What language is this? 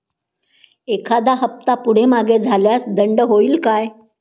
Marathi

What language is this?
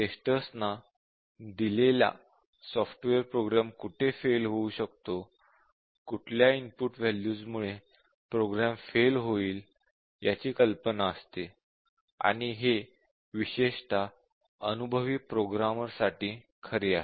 Marathi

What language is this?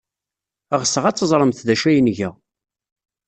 Kabyle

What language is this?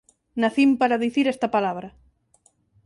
Galician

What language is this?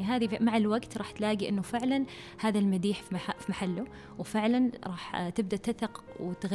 Arabic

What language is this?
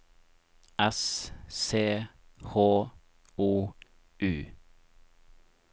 Norwegian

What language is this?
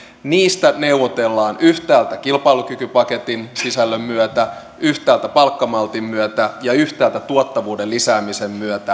Finnish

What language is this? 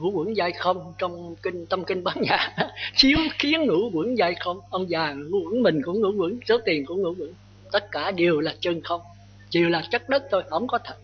Vietnamese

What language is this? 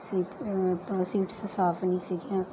Punjabi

